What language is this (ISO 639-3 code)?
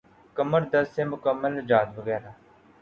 urd